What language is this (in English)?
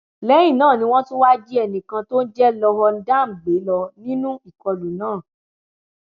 Yoruba